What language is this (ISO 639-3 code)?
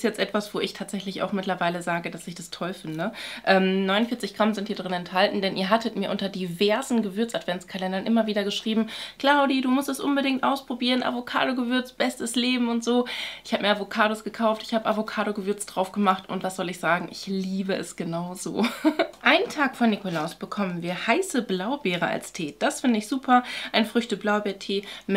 deu